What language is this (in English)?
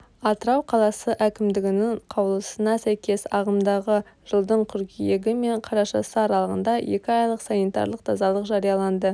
Kazakh